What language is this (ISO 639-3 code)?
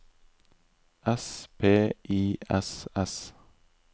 nor